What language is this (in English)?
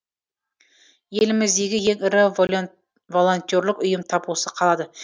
Kazakh